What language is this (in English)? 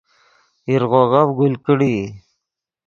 Yidgha